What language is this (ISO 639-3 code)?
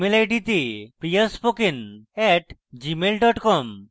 ben